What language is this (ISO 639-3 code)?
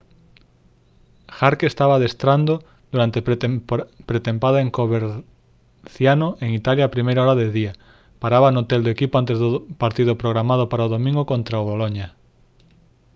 glg